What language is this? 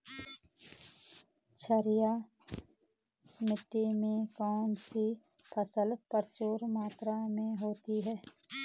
Hindi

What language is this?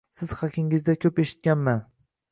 Uzbek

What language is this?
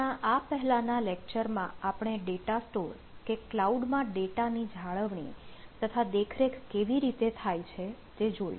Gujarati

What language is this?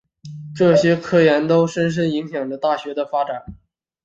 Chinese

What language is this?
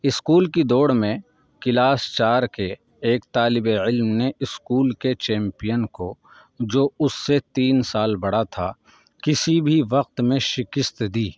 Urdu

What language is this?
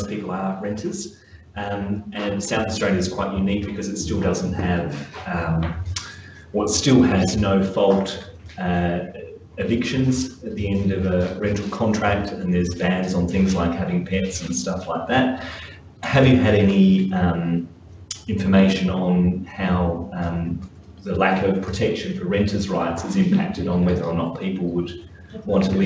English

